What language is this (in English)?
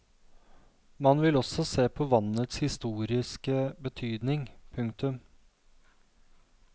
Norwegian